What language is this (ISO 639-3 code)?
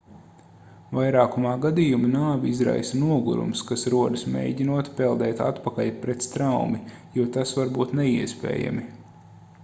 lav